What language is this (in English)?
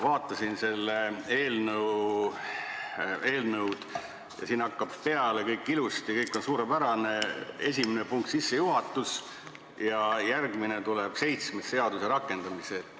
Estonian